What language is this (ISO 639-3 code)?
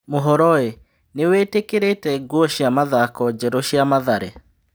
kik